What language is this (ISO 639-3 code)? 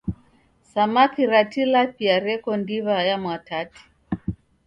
dav